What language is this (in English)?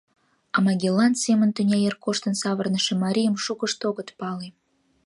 Mari